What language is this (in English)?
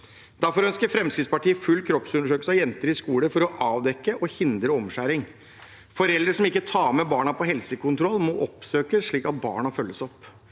Norwegian